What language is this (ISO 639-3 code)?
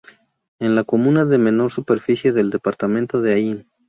spa